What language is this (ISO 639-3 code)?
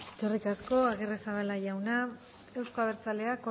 eus